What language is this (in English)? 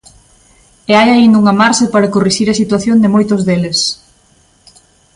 Galician